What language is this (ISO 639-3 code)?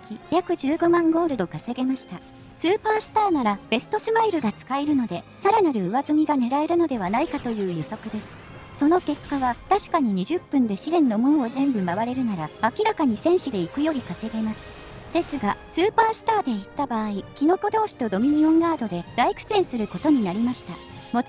jpn